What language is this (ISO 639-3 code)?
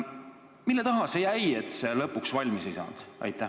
est